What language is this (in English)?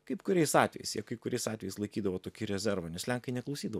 Lithuanian